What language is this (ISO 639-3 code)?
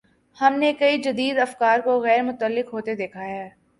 urd